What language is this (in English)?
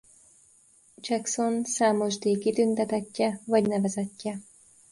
Hungarian